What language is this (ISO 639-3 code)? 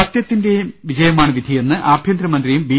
mal